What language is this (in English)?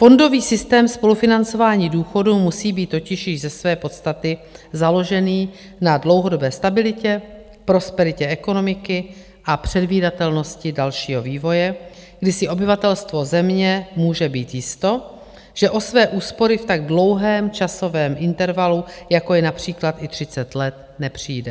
Czech